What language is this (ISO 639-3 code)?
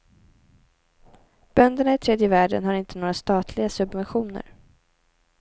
swe